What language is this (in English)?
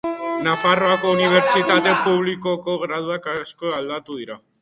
Basque